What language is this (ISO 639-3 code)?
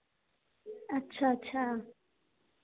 hin